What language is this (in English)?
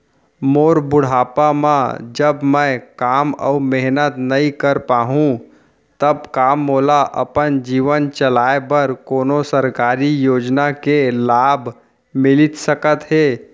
Chhattisgarhi